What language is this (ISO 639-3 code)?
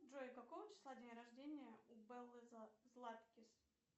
rus